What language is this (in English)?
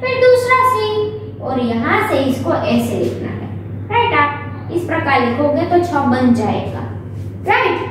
Hindi